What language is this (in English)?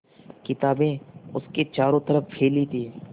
Hindi